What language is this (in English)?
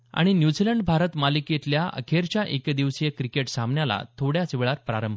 Marathi